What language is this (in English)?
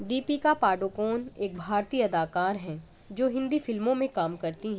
Urdu